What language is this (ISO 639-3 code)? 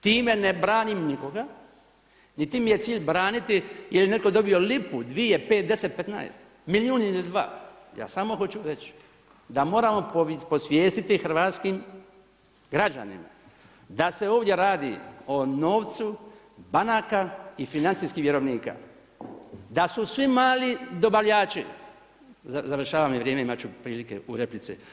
hrv